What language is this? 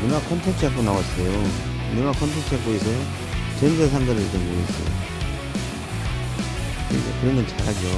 Korean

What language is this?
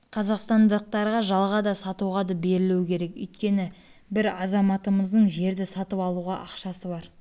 Kazakh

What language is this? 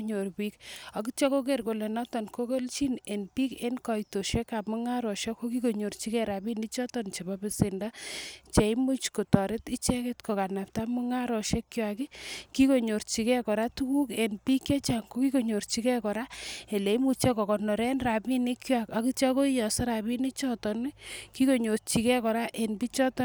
Kalenjin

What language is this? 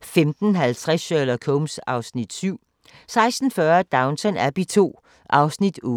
Danish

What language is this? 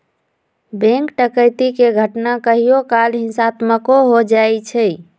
Magahi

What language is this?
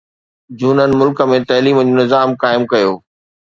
Sindhi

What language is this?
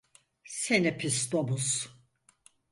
Turkish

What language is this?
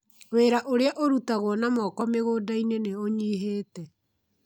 Kikuyu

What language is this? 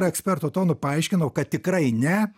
Lithuanian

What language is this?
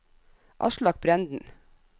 Norwegian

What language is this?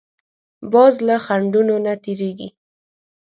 Pashto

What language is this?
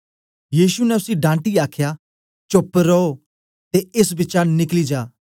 Dogri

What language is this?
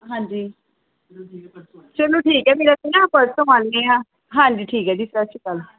Punjabi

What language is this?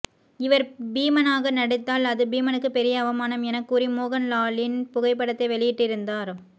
Tamil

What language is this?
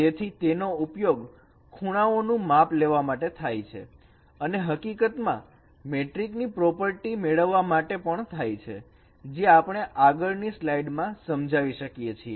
Gujarati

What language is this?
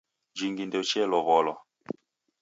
Taita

